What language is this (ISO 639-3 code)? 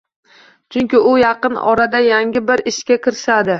uzb